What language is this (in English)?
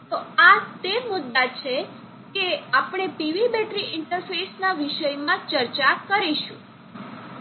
Gujarati